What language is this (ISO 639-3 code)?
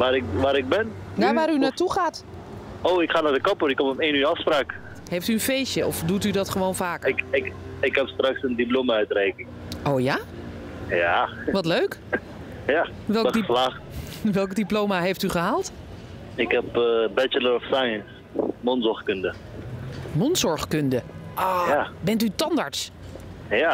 nld